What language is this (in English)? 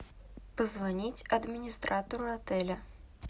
Russian